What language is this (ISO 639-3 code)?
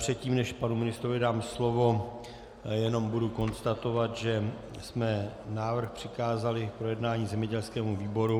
ces